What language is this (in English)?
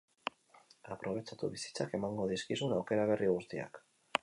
Basque